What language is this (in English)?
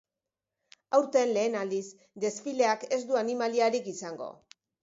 Basque